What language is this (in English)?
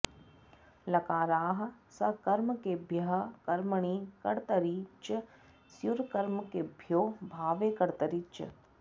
Sanskrit